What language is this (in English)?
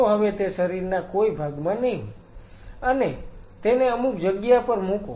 Gujarati